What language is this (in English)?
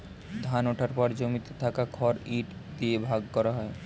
Bangla